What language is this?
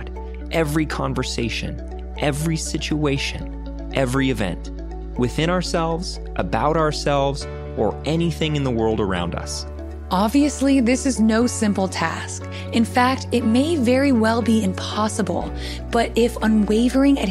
English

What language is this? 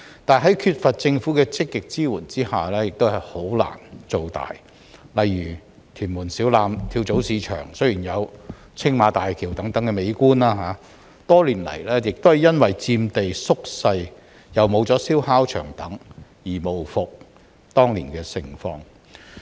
Cantonese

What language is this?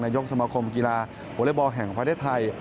Thai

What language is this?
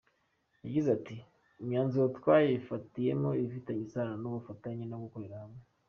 Kinyarwanda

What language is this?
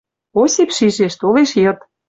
Western Mari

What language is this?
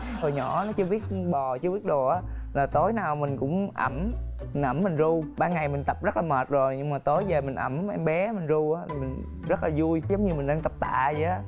Vietnamese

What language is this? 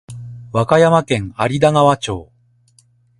Japanese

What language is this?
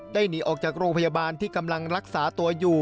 Thai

